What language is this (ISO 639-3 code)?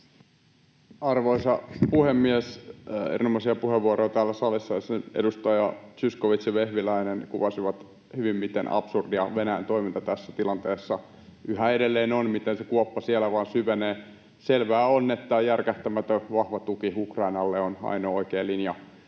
fin